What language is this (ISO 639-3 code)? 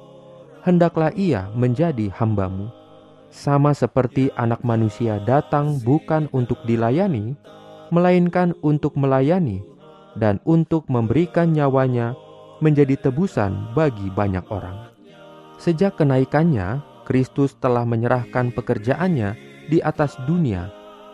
ind